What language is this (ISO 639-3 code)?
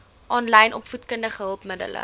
afr